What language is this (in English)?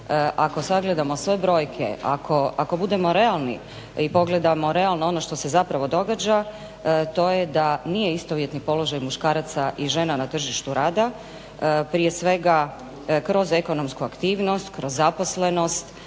Croatian